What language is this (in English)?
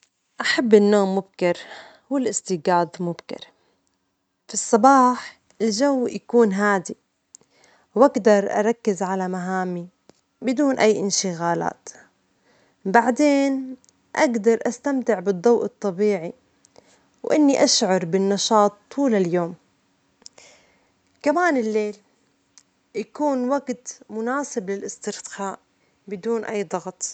Omani Arabic